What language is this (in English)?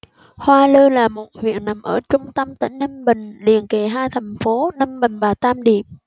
Vietnamese